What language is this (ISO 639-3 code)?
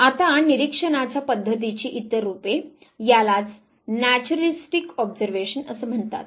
mar